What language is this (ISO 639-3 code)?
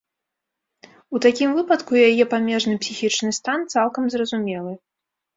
bel